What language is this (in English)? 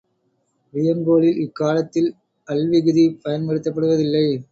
Tamil